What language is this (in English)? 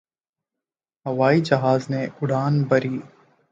Urdu